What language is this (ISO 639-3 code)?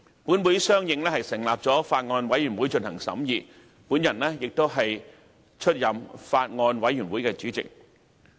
yue